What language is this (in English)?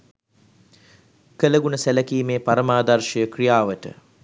Sinhala